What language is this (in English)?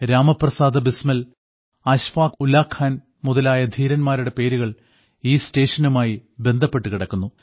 Malayalam